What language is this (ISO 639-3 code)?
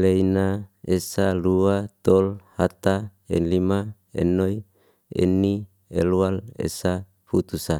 ste